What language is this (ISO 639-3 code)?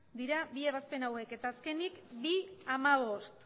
eus